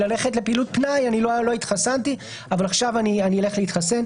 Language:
Hebrew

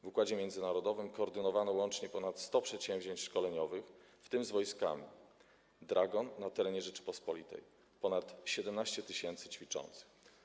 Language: Polish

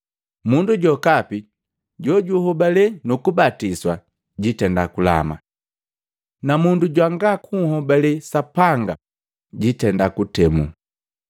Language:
Matengo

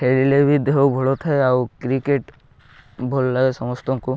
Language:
Odia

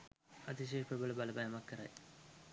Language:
Sinhala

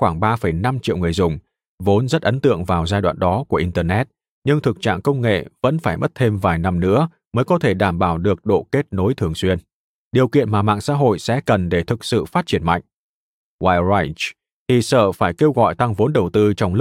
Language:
Vietnamese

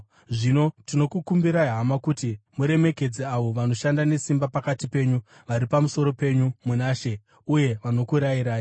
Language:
Shona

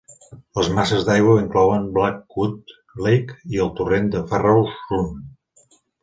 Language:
Catalan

